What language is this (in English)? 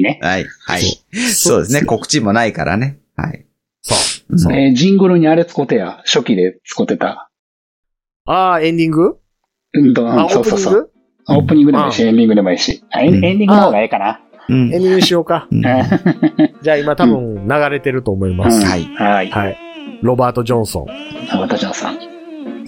Japanese